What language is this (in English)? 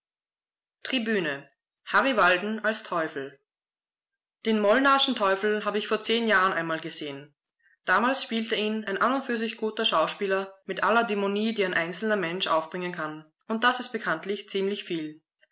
German